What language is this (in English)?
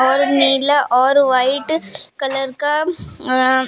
Hindi